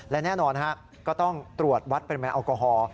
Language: Thai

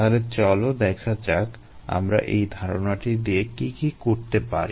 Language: Bangla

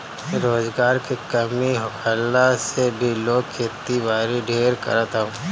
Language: Bhojpuri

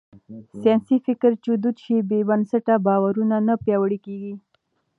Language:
Pashto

